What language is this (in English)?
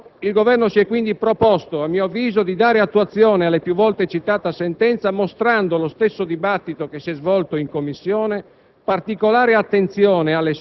Italian